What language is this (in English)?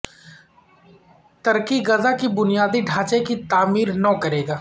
Urdu